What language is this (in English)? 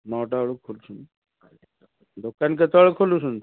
Odia